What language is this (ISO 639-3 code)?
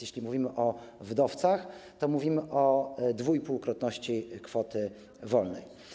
pol